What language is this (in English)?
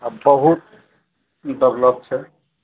Maithili